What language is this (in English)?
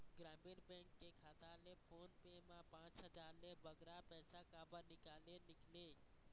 Chhattisgarhi